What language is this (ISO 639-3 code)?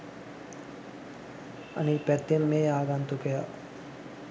sin